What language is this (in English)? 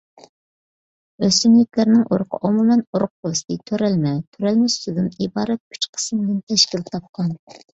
Uyghur